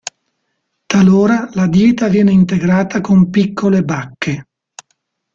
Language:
Italian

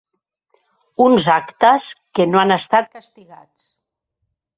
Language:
Catalan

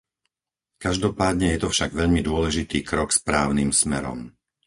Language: Slovak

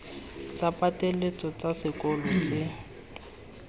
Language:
Tswana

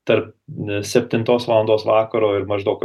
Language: Lithuanian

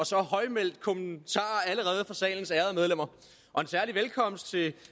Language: Danish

